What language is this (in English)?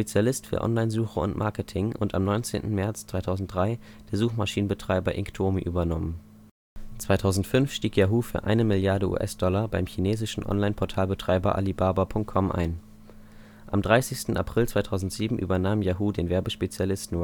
German